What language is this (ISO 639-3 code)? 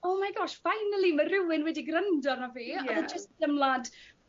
cym